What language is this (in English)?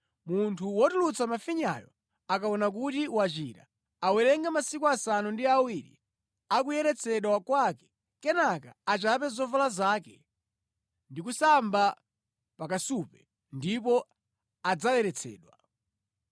Nyanja